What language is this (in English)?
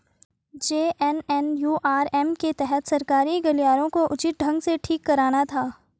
Hindi